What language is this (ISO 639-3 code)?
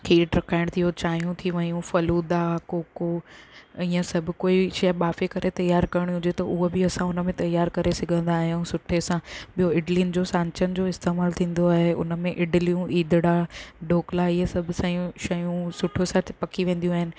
snd